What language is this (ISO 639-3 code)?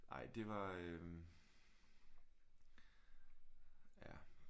dan